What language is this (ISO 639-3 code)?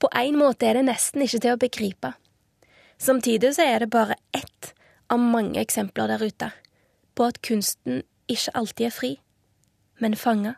swe